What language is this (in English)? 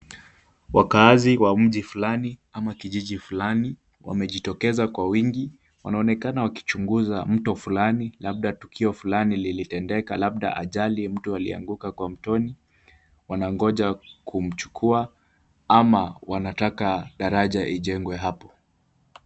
Swahili